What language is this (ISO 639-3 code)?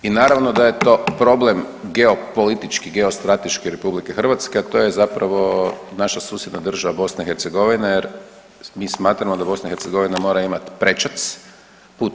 hrv